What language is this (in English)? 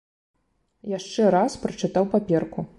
Belarusian